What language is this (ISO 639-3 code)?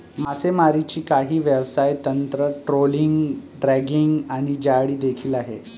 mar